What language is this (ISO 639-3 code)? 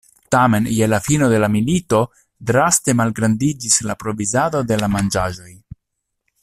epo